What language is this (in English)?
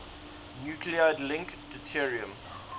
English